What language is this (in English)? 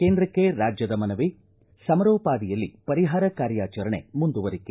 Kannada